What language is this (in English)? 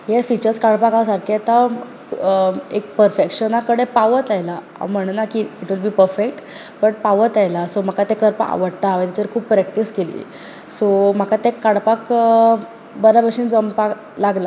Konkani